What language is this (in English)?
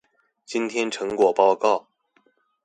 Chinese